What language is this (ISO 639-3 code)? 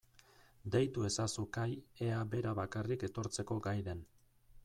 eus